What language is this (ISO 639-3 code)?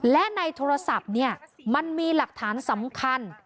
tha